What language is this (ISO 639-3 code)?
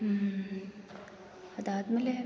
kan